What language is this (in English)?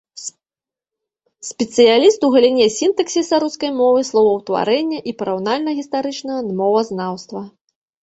Belarusian